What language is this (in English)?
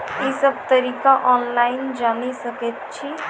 Maithili